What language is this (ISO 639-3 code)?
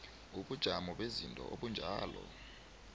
nbl